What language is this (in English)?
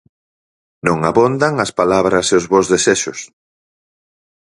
Galician